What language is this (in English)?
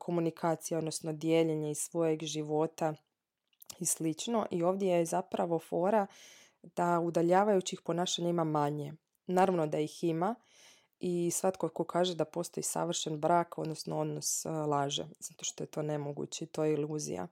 Croatian